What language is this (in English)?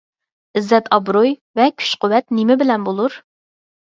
Uyghur